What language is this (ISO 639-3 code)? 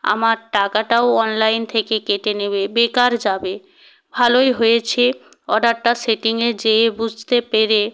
ben